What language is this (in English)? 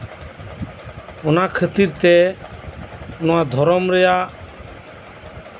Santali